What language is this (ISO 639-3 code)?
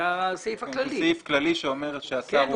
heb